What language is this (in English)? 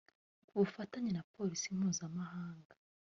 Kinyarwanda